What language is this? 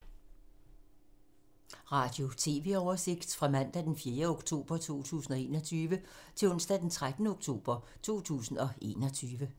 Danish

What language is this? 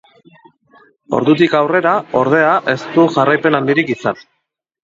Basque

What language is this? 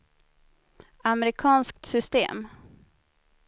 Swedish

